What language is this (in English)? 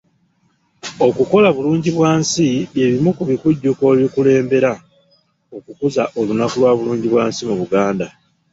Ganda